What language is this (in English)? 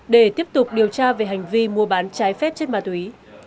Vietnamese